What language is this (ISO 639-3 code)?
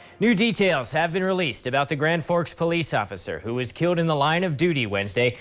eng